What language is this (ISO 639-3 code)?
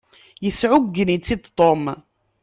kab